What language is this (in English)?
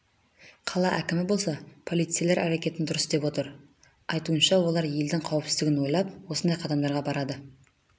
Kazakh